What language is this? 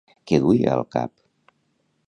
Catalan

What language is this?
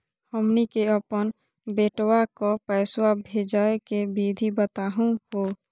Magahi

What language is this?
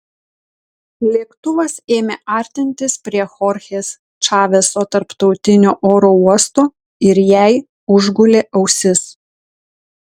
Lithuanian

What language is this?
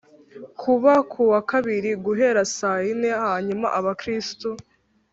Kinyarwanda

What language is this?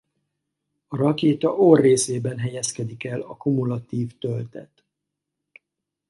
Hungarian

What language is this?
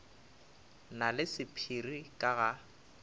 Northern Sotho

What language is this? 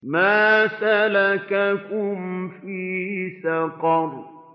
Arabic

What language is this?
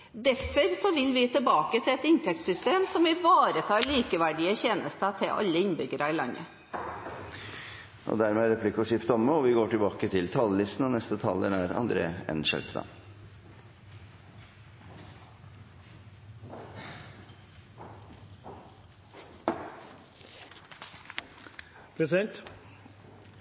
Norwegian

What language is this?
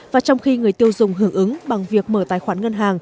Vietnamese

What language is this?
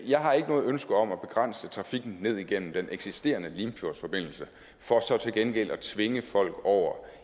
Danish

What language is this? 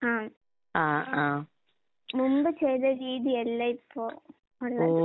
Malayalam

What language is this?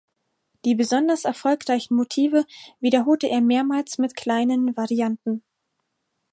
German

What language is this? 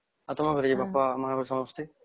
Odia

